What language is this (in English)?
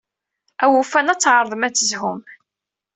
Kabyle